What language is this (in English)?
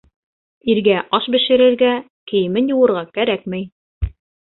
Bashkir